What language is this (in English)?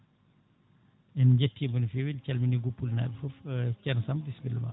Fula